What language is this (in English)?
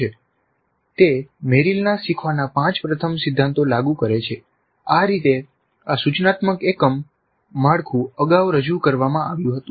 Gujarati